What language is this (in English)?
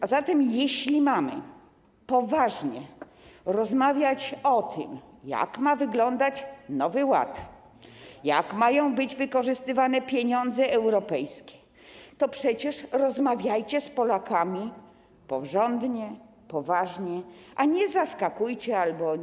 Polish